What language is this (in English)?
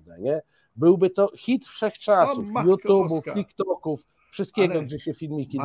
Polish